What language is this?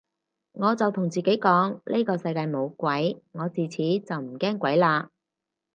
Cantonese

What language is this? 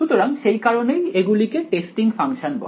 Bangla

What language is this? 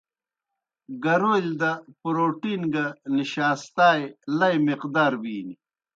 Kohistani Shina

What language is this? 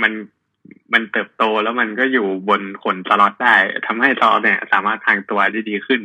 Thai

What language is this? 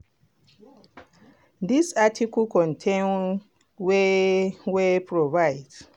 Nigerian Pidgin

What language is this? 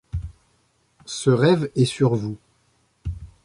French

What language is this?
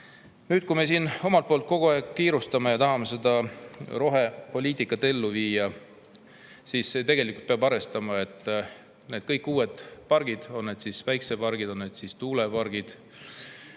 Estonian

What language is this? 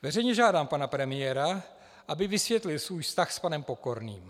Czech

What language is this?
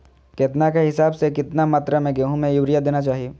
Magahi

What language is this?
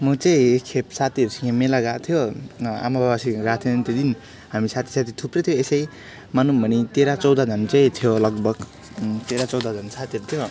Nepali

